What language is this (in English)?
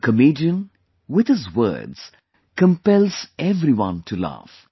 English